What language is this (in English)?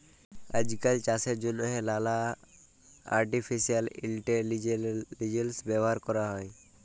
Bangla